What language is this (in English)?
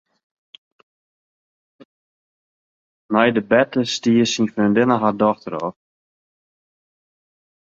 Western Frisian